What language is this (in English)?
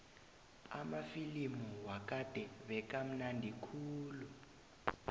South Ndebele